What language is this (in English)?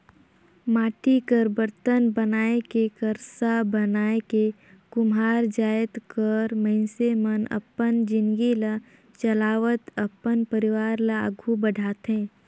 Chhattisgarhi